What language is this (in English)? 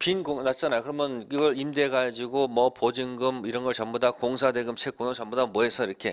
Korean